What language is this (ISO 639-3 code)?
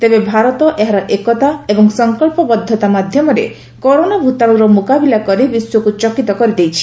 ori